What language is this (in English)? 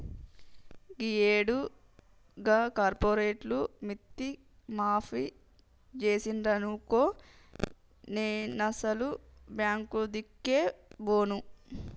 Telugu